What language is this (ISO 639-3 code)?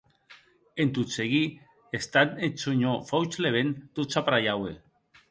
oci